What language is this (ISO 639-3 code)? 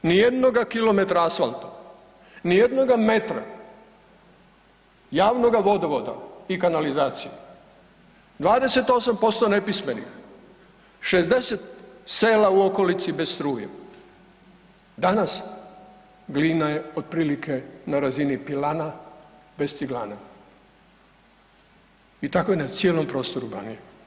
hrv